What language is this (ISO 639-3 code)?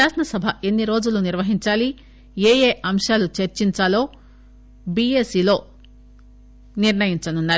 tel